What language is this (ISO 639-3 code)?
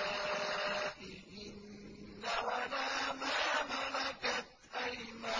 ara